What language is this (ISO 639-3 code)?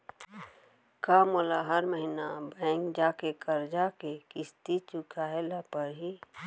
hne